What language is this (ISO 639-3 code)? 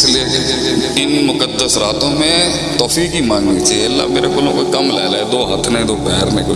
urd